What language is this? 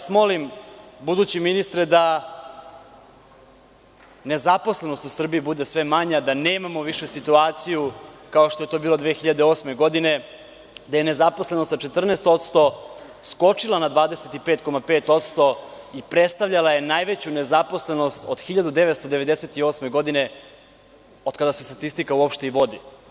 Serbian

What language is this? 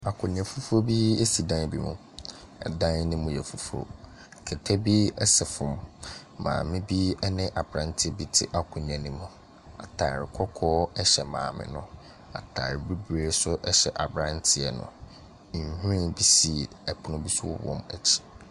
Akan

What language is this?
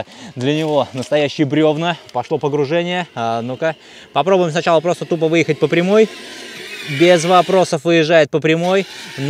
Russian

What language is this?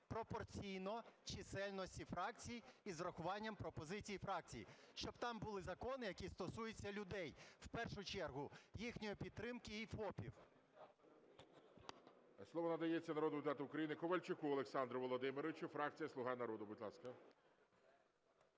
Ukrainian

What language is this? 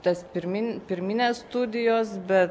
Lithuanian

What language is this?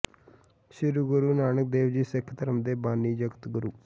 Punjabi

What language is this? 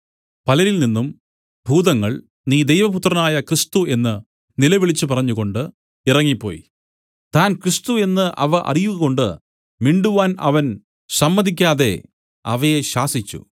Malayalam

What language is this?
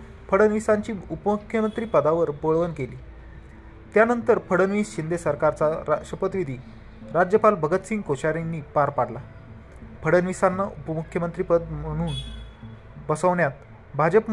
Marathi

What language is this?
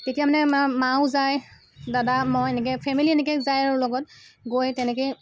Assamese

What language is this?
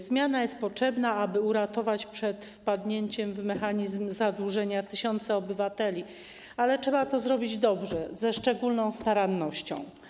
Polish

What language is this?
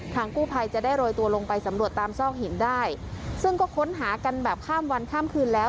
Thai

